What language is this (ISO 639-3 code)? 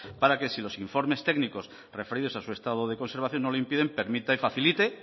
spa